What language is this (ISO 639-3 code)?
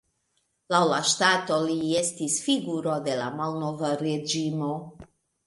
epo